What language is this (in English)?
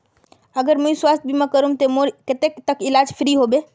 Magahi